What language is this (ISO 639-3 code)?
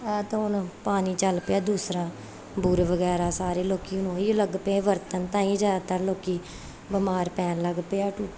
pan